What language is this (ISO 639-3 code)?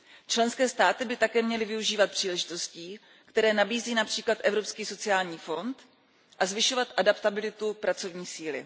ces